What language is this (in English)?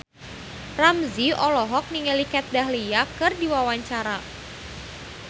Sundanese